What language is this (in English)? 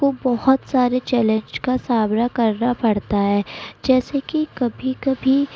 Urdu